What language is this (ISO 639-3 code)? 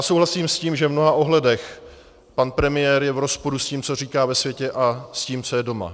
ces